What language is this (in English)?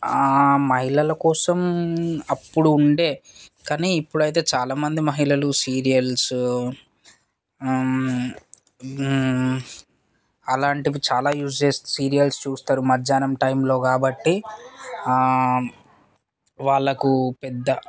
Telugu